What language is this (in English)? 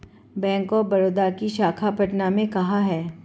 Hindi